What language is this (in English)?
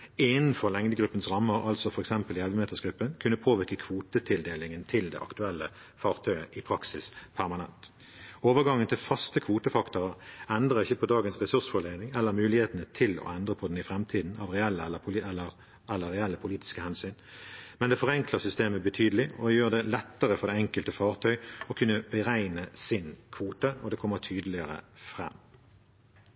Norwegian Bokmål